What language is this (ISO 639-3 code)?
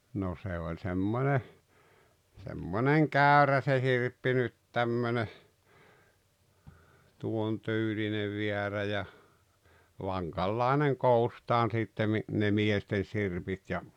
fin